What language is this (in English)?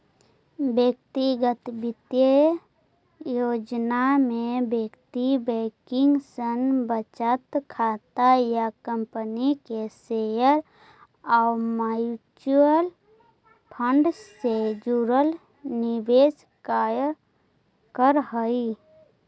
Magahi